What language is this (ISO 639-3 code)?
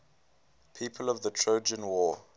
eng